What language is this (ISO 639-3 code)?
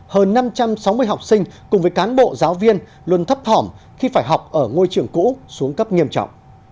vie